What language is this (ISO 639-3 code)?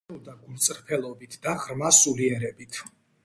kat